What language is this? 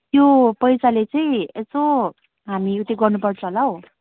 Nepali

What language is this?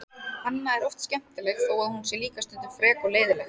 Icelandic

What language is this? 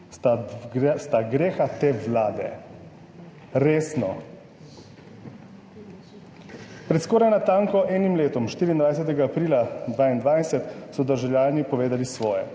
Slovenian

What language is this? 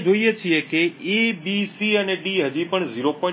Gujarati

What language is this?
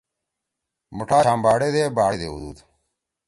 Torwali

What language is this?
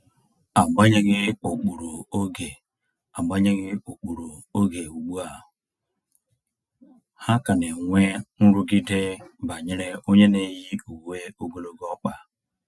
Igbo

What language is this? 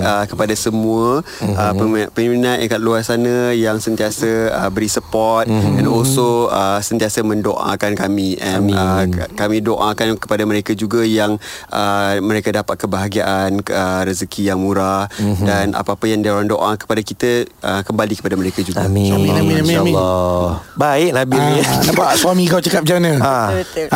Malay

